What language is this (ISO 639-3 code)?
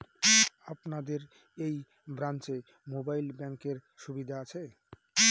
ben